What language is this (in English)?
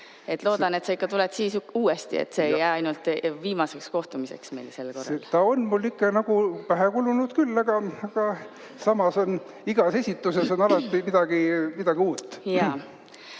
Estonian